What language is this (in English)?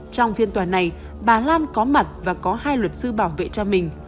Vietnamese